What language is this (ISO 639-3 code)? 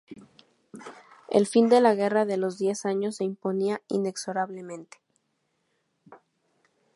spa